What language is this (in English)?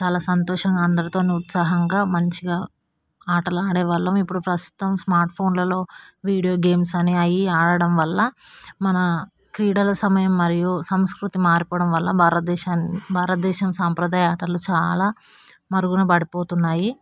Telugu